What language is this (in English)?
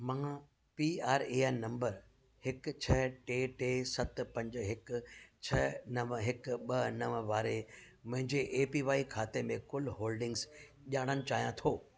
Sindhi